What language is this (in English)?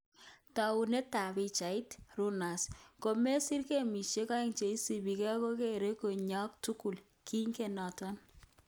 Kalenjin